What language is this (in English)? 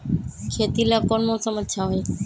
Magahi